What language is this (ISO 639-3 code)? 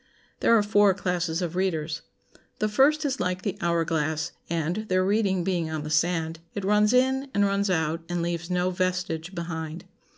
eng